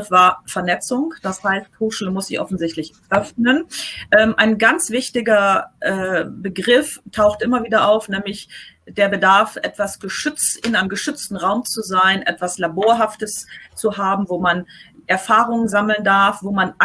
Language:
German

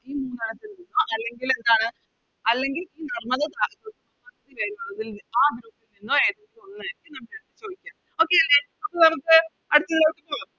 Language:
Malayalam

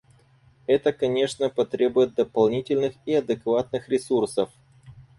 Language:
Russian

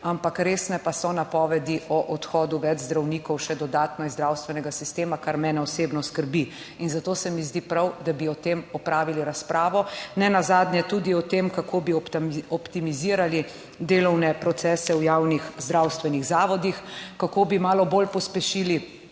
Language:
Slovenian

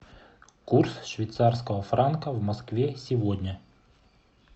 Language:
Russian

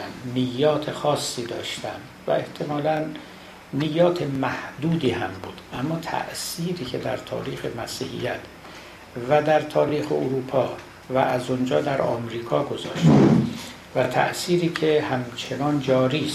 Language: Persian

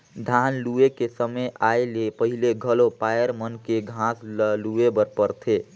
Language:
Chhattisgarhi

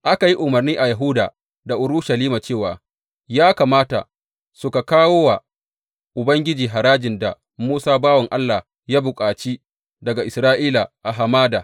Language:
Hausa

